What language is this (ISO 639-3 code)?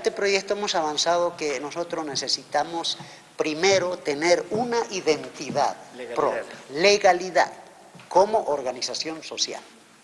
spa